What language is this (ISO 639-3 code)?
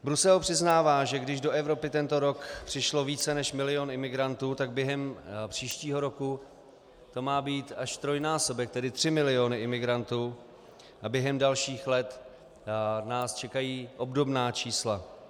ces